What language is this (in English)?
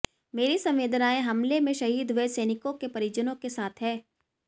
Hindi